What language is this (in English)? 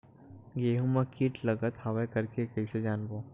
Chhattisgarhi